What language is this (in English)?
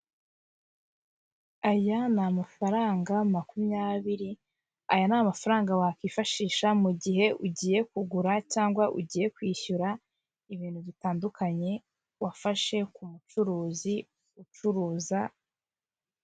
Kinyarwanda